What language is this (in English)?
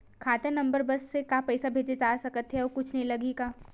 Chhattisgarhi